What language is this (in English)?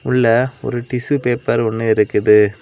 Tamil